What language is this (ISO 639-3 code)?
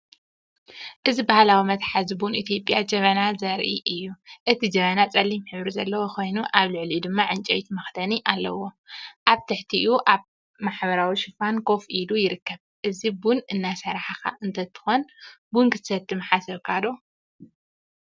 tir